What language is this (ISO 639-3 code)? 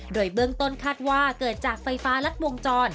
tha